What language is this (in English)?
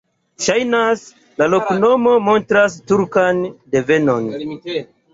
Esperanto